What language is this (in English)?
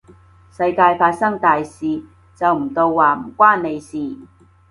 Cantonese